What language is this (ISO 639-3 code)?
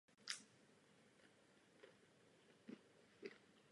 ces